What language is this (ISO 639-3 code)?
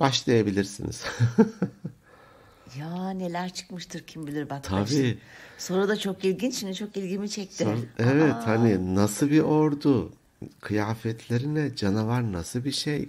tur